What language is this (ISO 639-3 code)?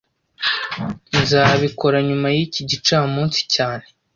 kin